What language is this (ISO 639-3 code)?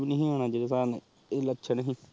pan